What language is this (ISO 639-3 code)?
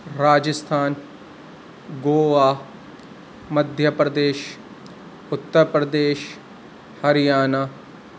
urd